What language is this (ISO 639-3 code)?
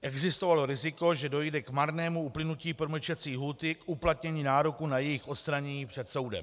ces